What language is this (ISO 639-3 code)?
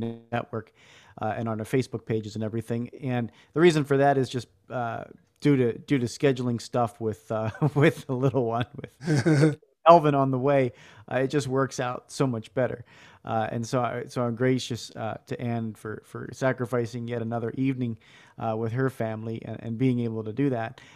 eng